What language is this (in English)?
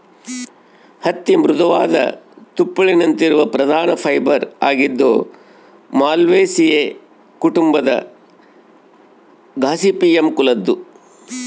Kannada